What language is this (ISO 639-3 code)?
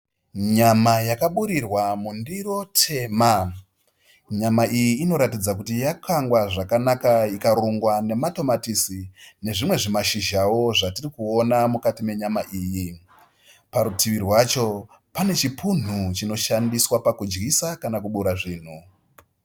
sna